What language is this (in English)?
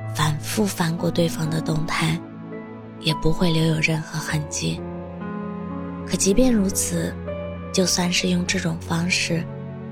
Chinese